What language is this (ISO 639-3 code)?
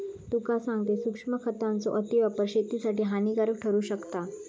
mar